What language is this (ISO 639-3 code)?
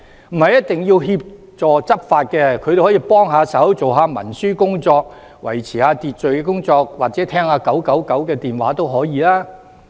yue